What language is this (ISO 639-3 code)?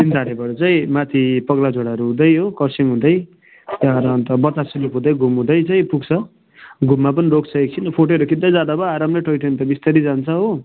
nep